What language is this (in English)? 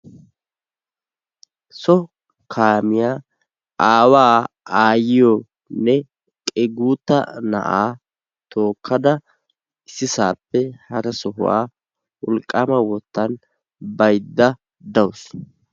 Wolaytta